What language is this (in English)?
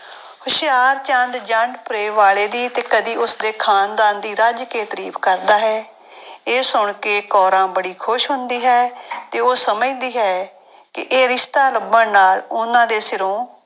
Punjabi